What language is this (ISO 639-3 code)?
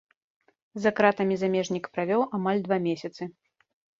bel